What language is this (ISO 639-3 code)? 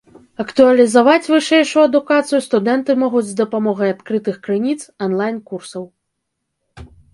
bel